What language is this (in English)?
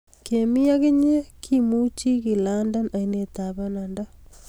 Kalenjin